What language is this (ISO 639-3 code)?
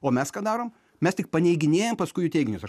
lit